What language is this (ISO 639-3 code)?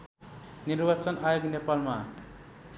nep